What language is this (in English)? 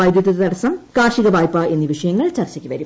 Malayalam